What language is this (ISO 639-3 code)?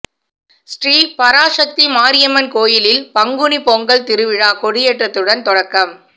tam